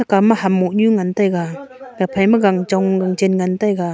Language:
Wancho Naga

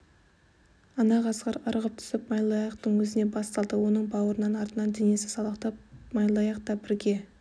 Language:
Kazakh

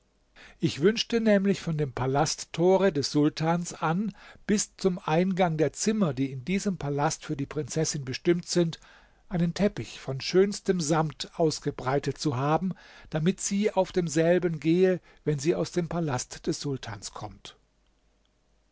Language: German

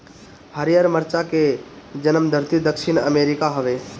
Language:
Bhojpuri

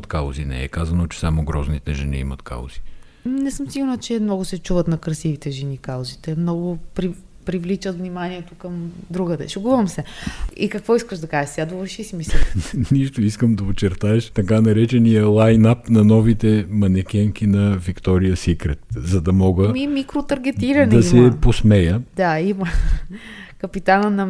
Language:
Bulgarian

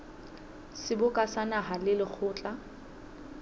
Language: Southern Sotho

